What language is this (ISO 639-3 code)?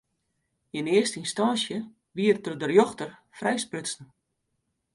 fry